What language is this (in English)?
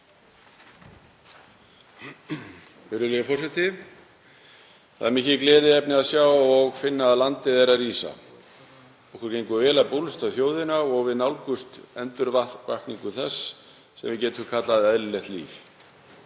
Icelandic